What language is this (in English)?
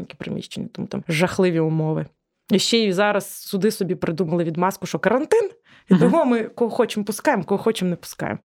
Ukrainian